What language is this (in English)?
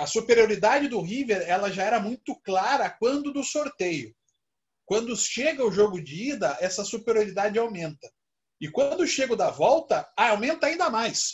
Portuguese